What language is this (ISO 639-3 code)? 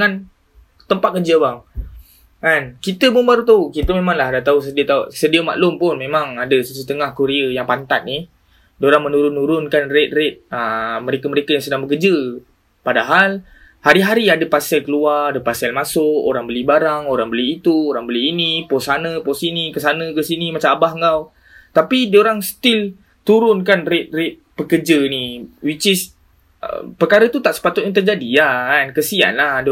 msa